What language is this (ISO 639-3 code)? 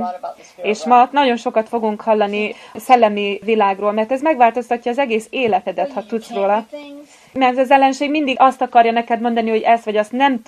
hun